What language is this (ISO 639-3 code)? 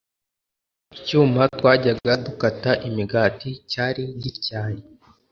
kin